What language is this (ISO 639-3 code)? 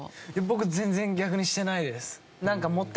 jpn